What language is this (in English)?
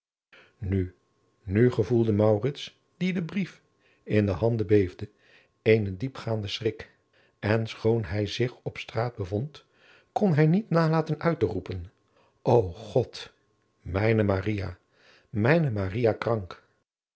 Dutch